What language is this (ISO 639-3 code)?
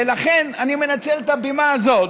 heb